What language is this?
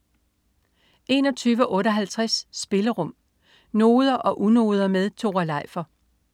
Danish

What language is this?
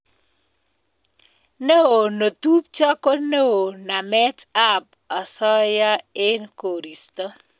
Kalenjin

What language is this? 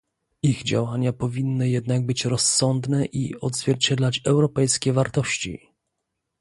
Polish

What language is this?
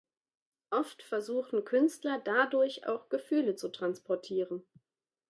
German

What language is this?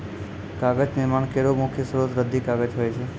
Maithili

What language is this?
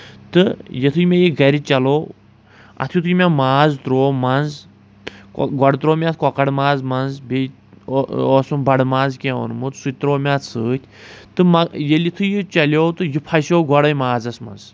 Kashmiri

